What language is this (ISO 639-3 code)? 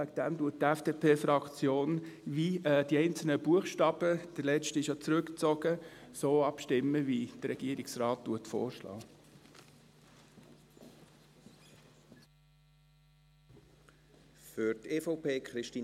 gsw